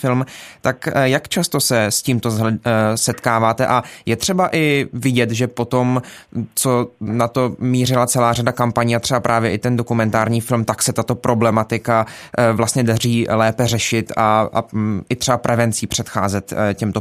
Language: Czech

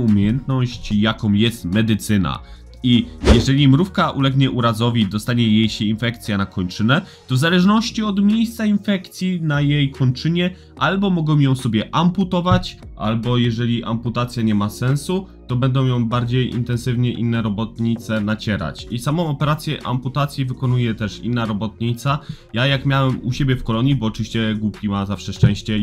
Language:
Polish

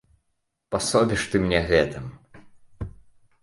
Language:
Belarusian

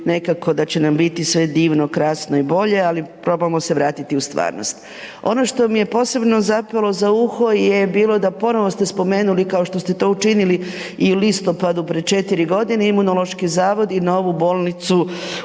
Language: Croatian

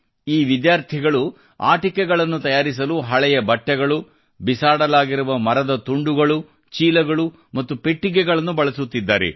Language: Kannada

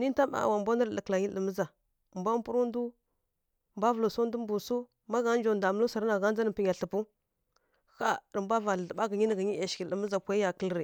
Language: Kirya-Konzəl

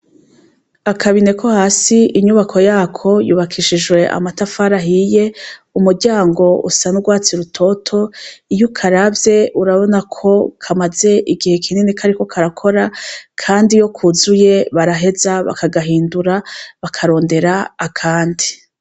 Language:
Rundi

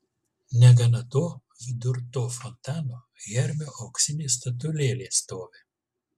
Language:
Lithuanian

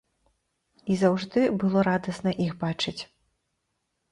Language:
Belarusian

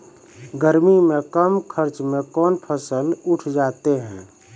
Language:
Maithili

